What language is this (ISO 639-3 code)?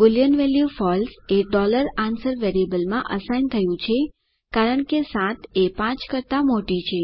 guj